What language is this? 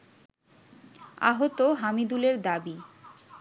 Bangla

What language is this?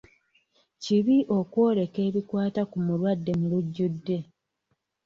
Ganda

